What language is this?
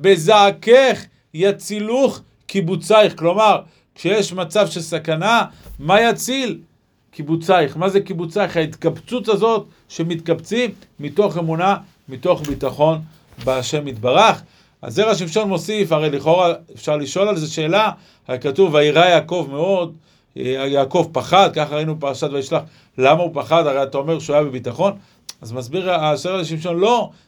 Hebrew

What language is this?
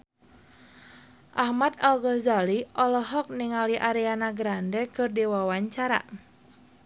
Sundanese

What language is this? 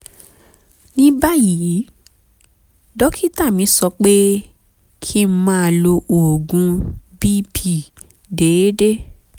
Yoruba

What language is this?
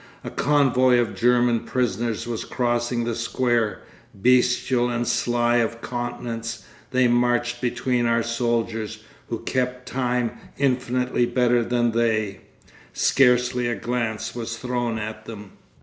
English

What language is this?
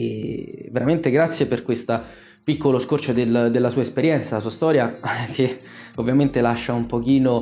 Italian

